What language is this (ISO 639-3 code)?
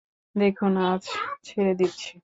ben